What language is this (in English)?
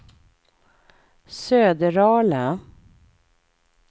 Swedish